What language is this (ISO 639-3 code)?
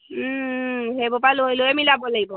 asm